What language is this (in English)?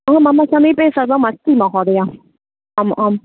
Sanskrit